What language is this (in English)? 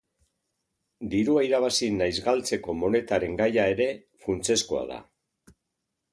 Basque